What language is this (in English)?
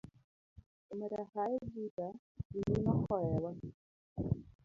Luo (Kenya and Tanzania)